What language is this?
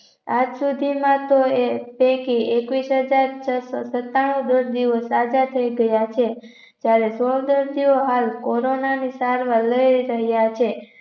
Gujarati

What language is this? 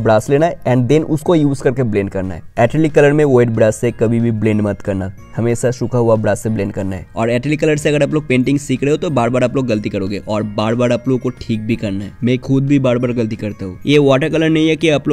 Hindi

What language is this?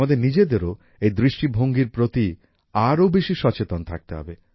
Bangla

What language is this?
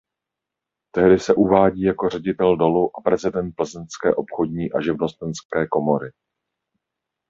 Czech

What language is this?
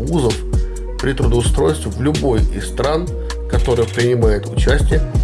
Russian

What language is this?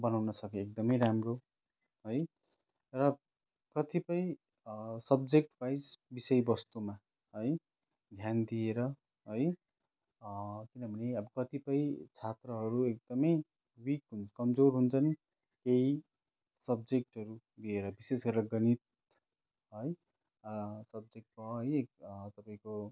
Nepali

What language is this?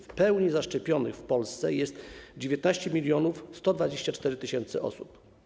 Polish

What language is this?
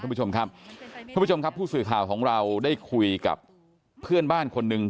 Thai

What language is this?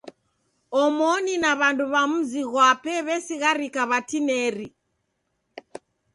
Taita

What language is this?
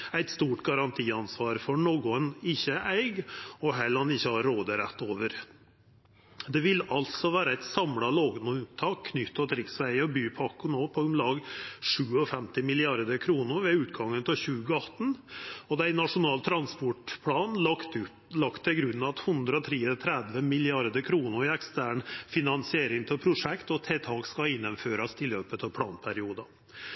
Norwegian Nynorsk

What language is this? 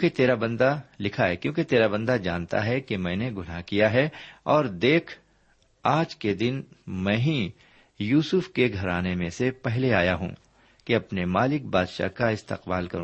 Urdu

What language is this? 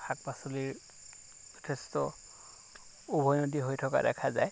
Assamese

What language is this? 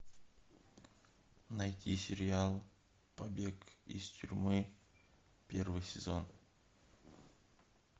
Russian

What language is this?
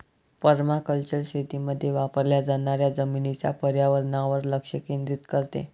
Marathi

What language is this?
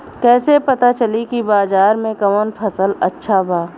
Bhojpuri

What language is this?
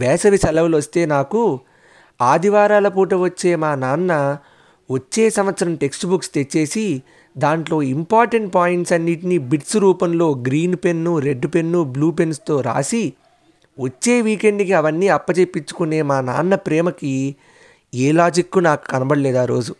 Telugu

